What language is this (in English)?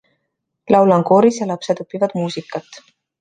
Estonian